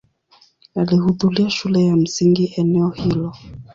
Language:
Swahili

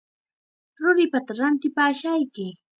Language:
Chiquián Ancash Quechua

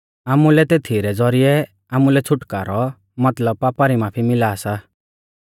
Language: Mahasu Pahari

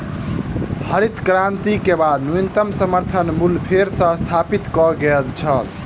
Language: Maithili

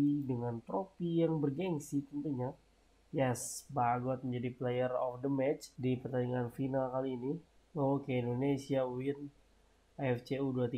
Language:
Indonesian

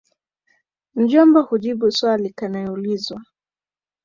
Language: Swahili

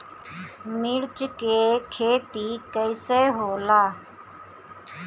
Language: Bhojpuri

